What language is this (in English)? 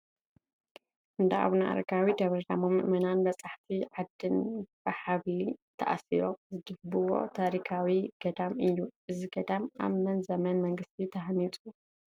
Tigrinya